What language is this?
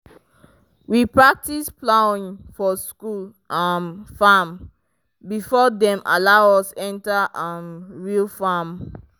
Nigerian Pidgin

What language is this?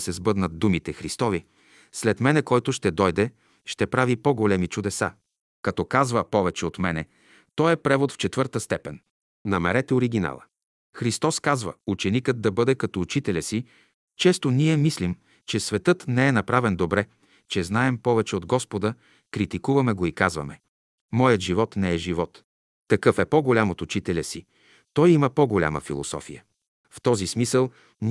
Bulgarian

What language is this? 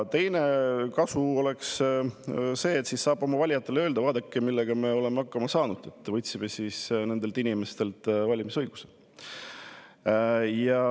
Estonian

